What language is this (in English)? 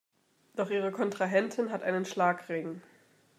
German